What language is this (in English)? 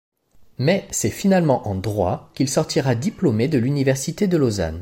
French